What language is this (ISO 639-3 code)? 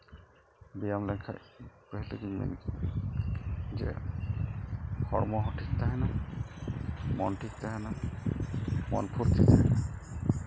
sat